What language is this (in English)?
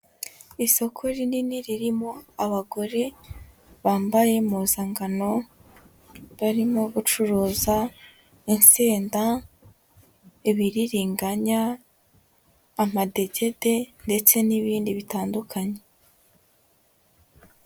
Kinyarwanda